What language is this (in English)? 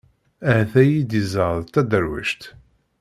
Kabyle